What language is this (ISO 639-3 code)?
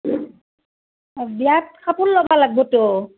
asm